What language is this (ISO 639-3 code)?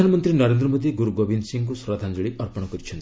ori